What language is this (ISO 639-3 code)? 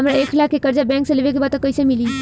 bho